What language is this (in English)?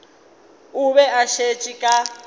Northern Sotho